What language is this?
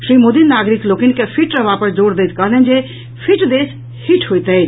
Maithili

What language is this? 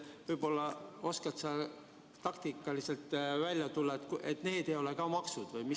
Estonian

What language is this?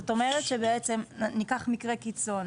Hebrew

